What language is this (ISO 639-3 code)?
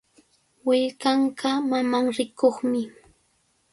qvl